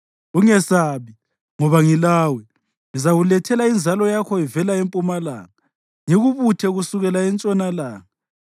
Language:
North Ndebele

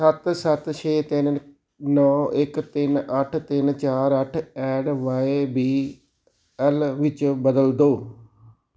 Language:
Punjabi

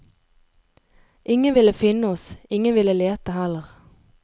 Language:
Norwegian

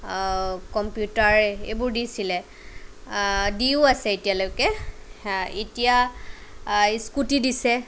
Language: Assamese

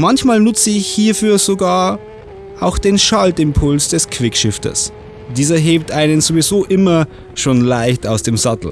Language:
German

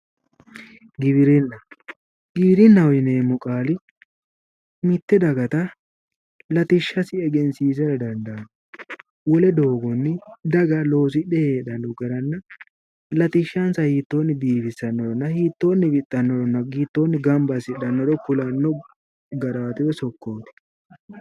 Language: Sidamo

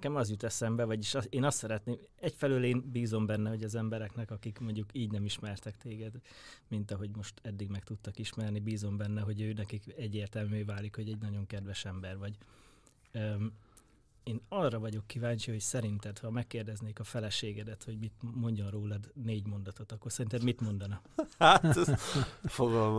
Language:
Hungarian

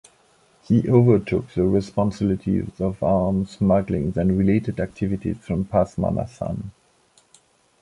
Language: English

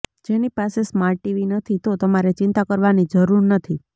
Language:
Gujarati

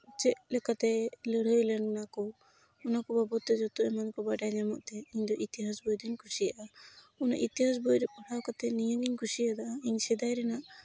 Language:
Santali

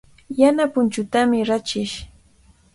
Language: Cajatambo North Lima Quechua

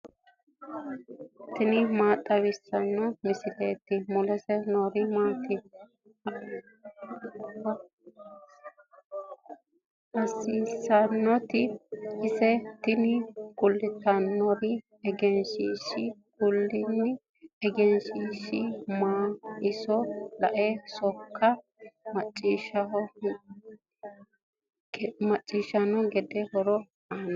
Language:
Sidamo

